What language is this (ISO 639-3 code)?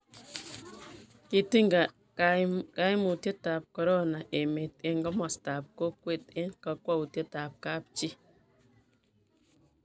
kln